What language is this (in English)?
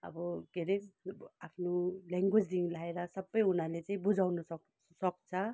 Nepali